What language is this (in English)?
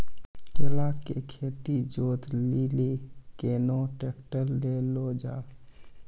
Maithili